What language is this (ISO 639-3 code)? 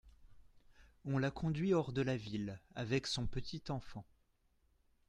fra